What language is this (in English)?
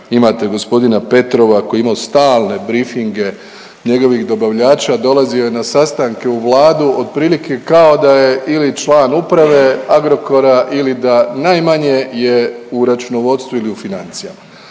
Croatian